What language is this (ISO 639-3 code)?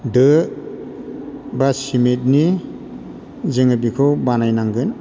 brx